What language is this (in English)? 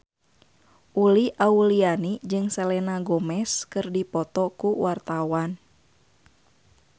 Sundanese